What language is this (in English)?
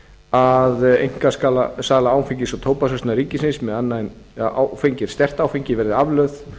Icelandic